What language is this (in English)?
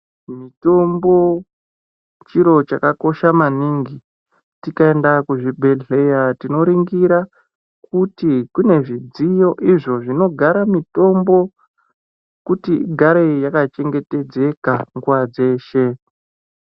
Ndau